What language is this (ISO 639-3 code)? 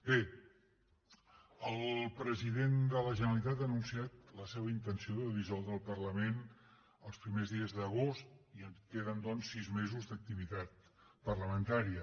cat